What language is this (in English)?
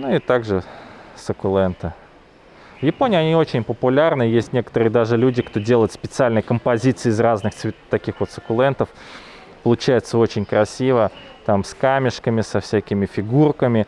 Russian